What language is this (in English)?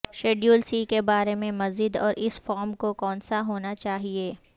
Urdu